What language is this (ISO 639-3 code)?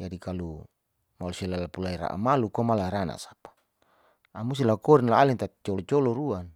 sau